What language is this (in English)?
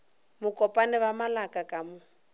Northern Sotho